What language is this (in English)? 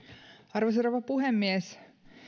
Finnish